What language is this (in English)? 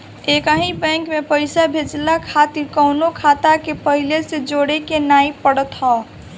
Bhojpuri